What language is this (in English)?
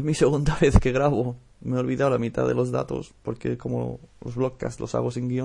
Spanish